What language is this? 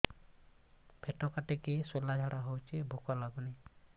Odia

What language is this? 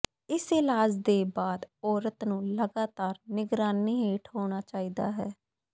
Punjabi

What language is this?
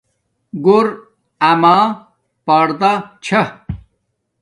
Domaaki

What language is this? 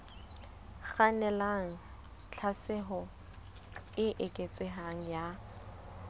Southern Sotho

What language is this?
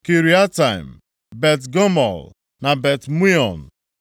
Igbo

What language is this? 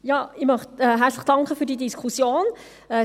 Swiss German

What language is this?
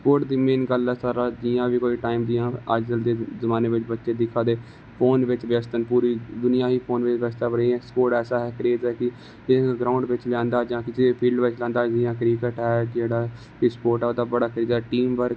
Dogri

